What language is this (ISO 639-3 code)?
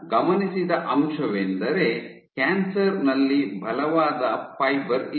kan